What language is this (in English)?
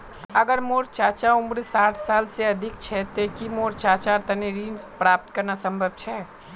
Magahi